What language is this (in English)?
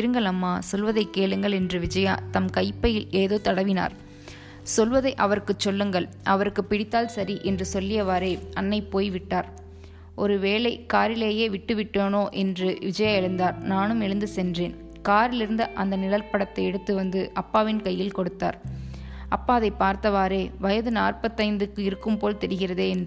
Tamil